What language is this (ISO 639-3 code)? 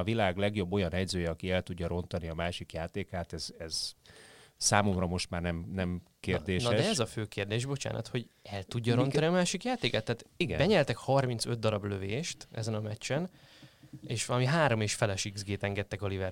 hun